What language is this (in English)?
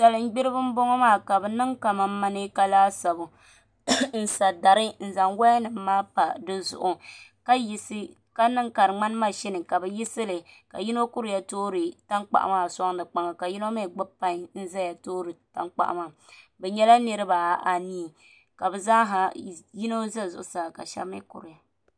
Dagbani